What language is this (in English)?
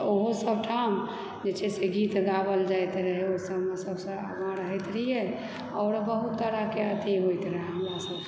Maithili